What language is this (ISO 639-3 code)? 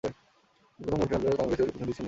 ben